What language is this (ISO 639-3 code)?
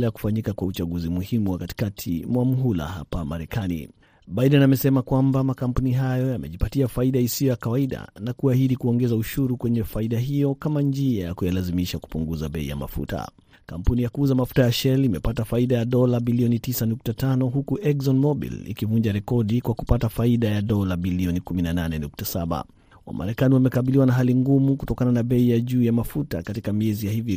swa